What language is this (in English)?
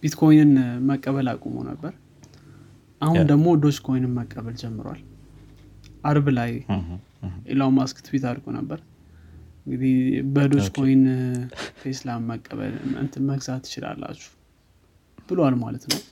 Amharic